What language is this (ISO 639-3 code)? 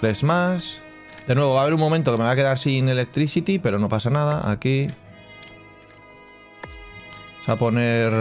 spa